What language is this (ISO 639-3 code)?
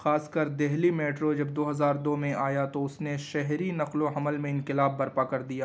urd